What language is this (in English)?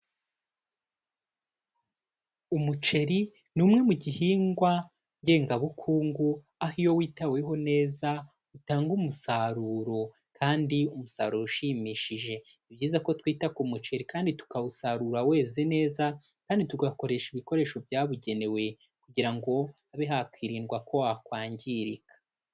Kinyarwanda